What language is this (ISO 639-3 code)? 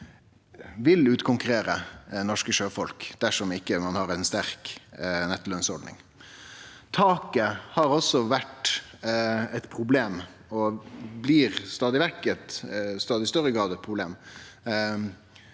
nor